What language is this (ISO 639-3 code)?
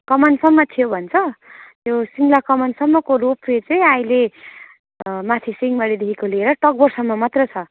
nep